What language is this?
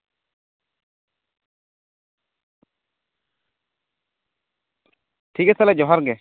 Santali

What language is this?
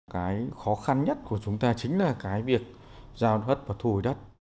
Vietnamese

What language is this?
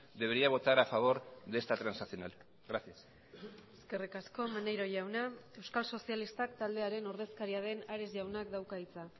Basque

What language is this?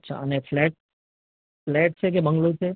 Gujarati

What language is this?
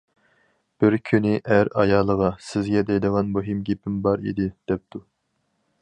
Uyghur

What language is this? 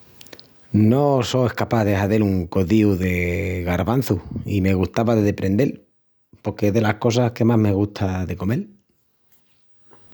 Extremaduran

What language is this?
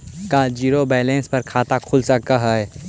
Magahi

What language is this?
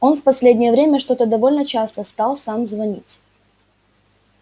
Russian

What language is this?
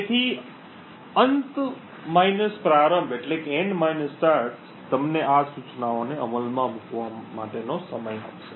Gujarati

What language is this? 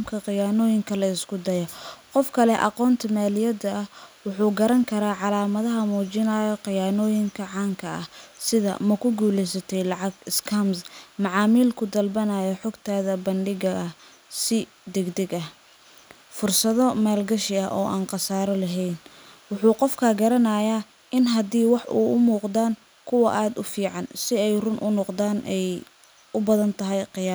Somali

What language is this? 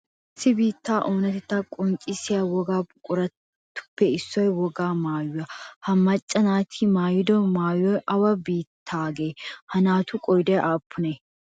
Wolaytta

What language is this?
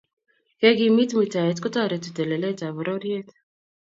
Kalenjin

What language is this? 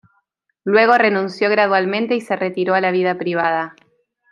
Spanish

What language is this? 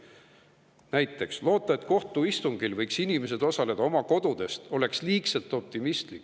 Estonian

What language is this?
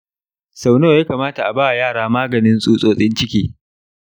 Hausa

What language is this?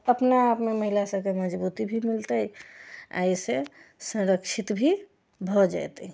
Maithili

